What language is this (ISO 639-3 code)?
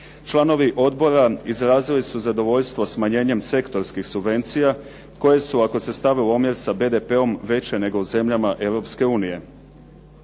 hrv